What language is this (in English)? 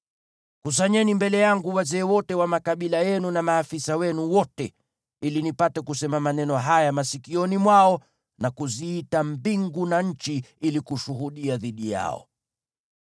Swahili